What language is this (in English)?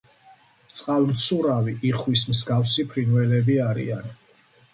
Georgian